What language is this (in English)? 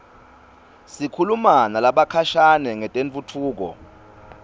Swati